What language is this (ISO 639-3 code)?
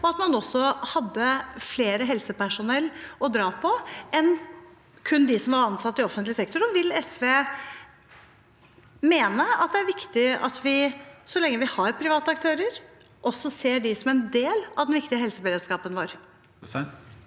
nor